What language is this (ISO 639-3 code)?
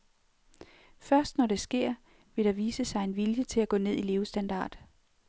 dan